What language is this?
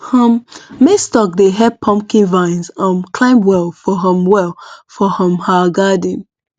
Nigerian Pidgin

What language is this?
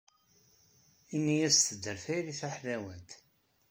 Kabyle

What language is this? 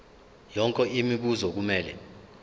Zulu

